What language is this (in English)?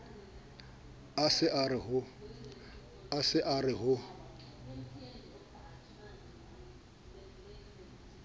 Southern Sotho